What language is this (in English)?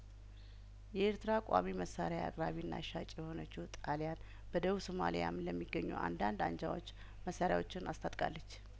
Amharic